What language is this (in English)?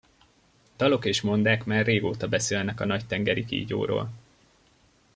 Hungarian